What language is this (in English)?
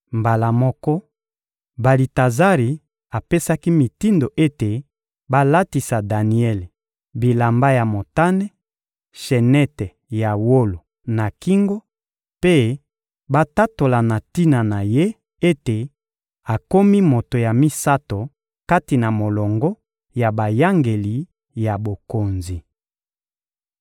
Lingala